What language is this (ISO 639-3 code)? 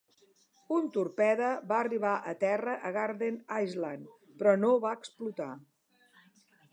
cat